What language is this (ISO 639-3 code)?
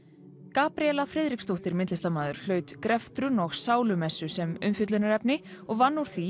isl